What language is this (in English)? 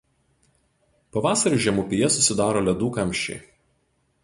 Lithuanian